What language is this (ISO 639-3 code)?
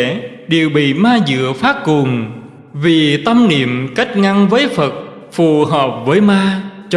vie